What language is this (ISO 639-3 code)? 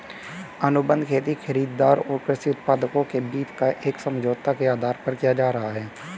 hin